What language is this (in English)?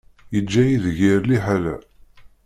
Kabyle